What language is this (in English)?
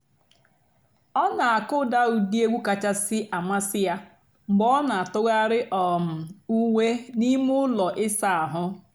Igbo